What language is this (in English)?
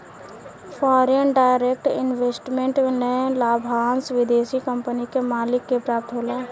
Bhojpuri